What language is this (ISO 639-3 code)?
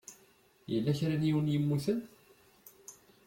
kab